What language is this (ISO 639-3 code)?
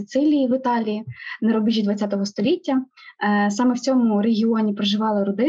ukr